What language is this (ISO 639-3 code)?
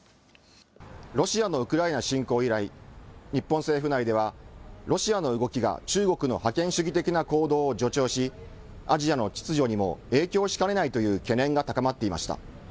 jpn